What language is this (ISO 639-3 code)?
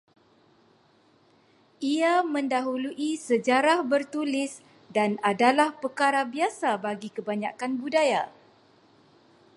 msa